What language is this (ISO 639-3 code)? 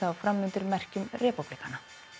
isl